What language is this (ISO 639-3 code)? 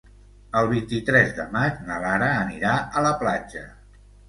cat